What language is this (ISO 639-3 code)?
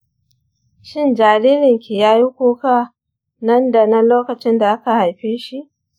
hau